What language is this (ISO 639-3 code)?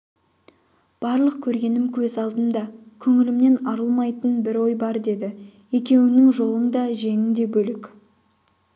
kaz